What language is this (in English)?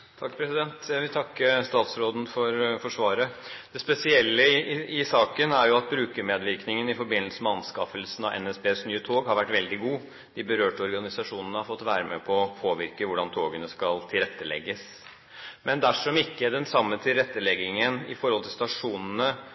Norwegian